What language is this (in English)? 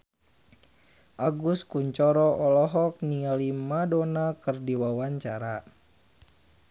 Sundanese